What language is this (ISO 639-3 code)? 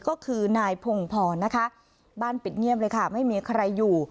tha